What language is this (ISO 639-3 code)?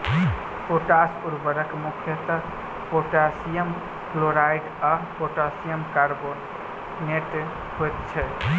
mai